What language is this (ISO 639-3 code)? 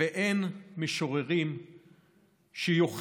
heb